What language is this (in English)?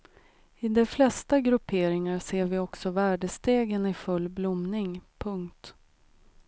Swedish